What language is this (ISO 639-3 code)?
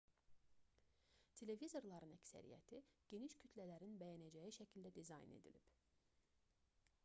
aze